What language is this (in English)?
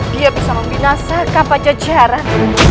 Indonesian